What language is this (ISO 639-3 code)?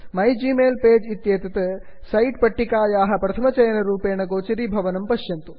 san